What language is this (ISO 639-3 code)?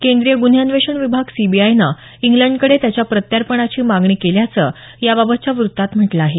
mar